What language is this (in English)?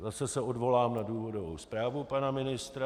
Czech